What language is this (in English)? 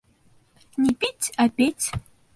Bashkir